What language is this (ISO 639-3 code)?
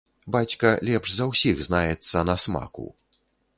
bel